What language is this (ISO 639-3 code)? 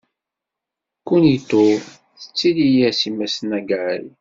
kab